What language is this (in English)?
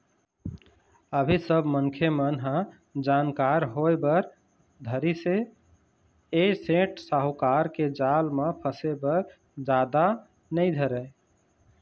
Chhattisgarhi